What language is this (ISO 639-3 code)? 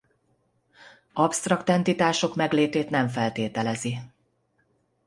hun